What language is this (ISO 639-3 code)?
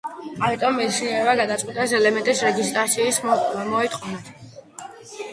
kat